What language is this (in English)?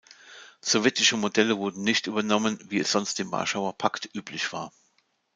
German